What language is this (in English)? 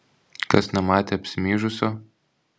Lithuanian